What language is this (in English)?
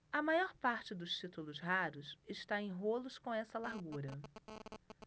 Portuguese